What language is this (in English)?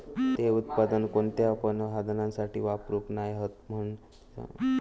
Marathi